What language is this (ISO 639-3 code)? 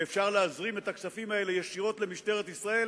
heb